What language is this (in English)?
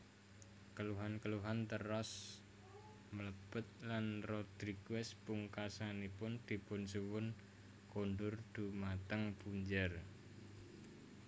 Javanese